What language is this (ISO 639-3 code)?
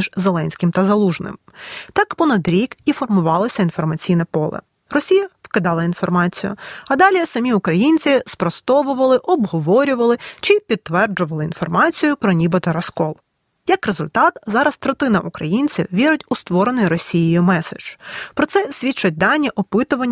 ukr